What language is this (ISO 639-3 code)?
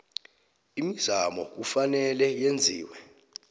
nbl